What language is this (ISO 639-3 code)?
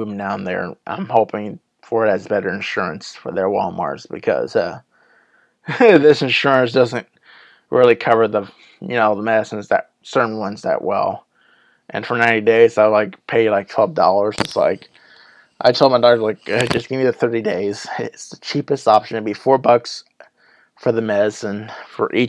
eng